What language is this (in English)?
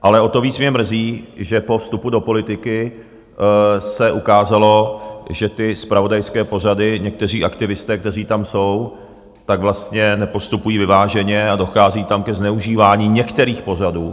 Czech